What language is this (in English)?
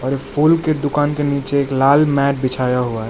Hindi